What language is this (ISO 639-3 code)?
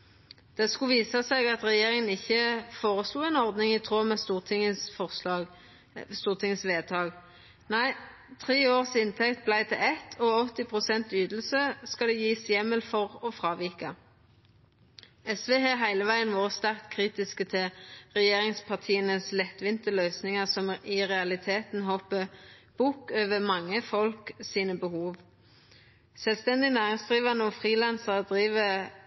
nno